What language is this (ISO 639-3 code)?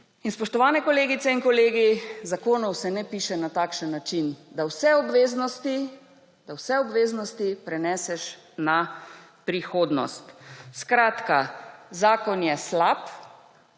slv